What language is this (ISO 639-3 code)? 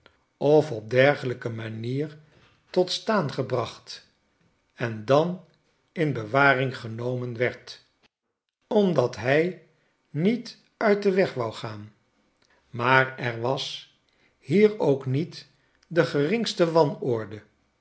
nld